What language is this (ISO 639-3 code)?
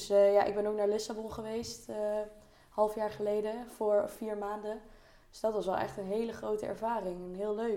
nld